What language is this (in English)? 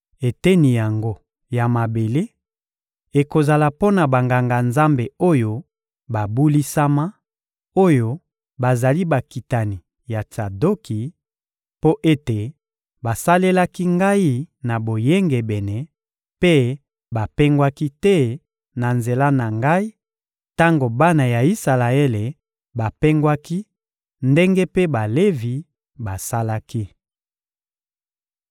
Lingala